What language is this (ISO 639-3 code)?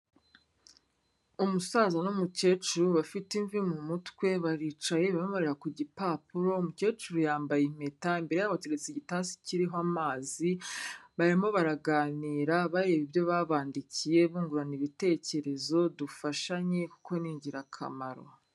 kin